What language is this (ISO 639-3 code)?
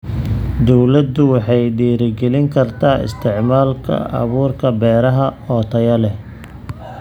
som